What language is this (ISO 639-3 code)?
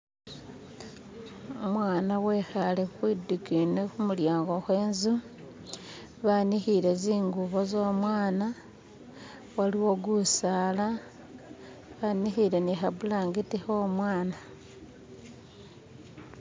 myx